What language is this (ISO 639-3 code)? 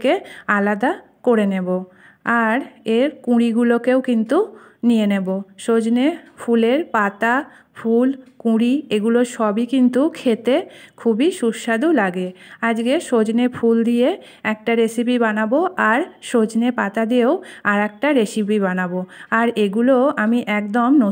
ben